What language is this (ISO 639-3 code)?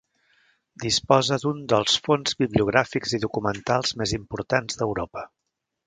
cat